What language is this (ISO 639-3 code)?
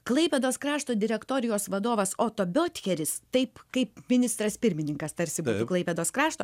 lit